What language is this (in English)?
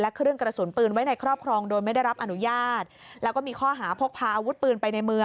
Thai